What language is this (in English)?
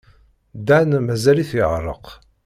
Kabyle